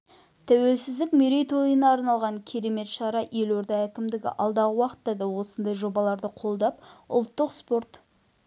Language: Kazakh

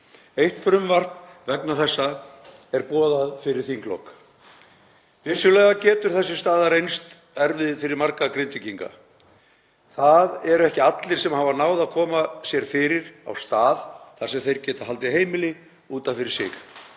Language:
Icelandic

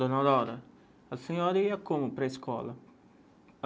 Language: Portuguese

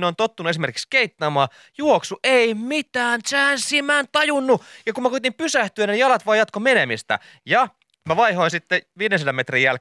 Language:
Finnish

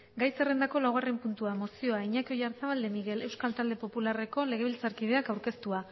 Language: Basque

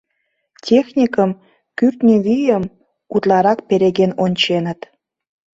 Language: Mari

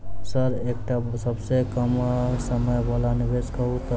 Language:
Maithili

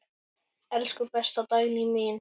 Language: Icelandic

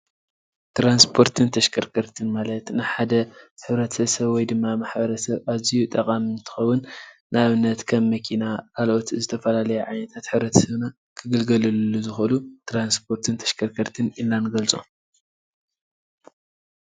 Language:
Tigrinya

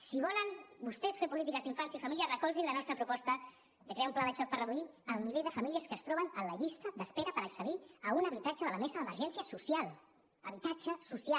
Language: Catalan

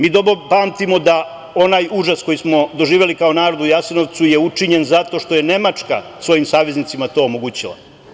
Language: Serbian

